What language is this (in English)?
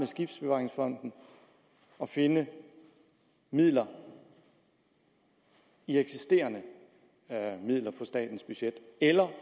Danish